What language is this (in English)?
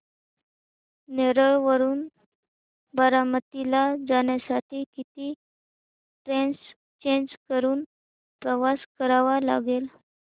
Marathi